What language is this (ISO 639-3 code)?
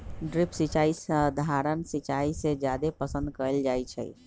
mag